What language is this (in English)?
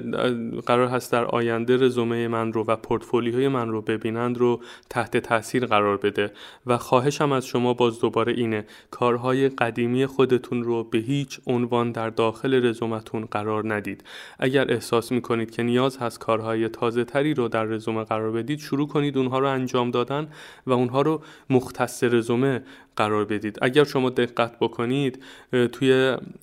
Persian